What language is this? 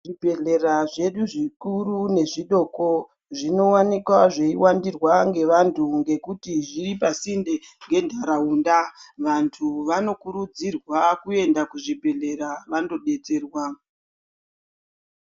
Ndau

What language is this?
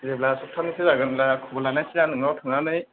Bodo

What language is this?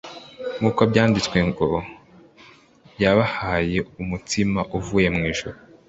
Kinyarwanda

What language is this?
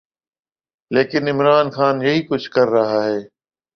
Urdu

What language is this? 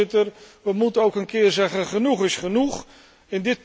Dutch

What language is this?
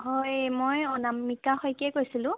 Assamese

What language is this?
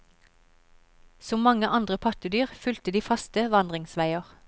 Norwegian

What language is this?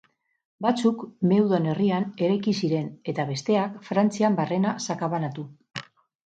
Basque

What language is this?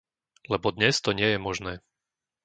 Slovak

